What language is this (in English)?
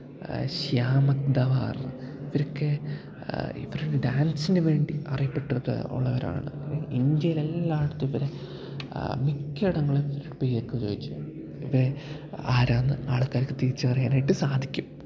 Malayalam